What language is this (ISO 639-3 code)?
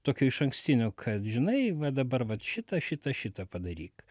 lit